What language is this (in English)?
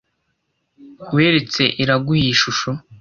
Kinyarwanda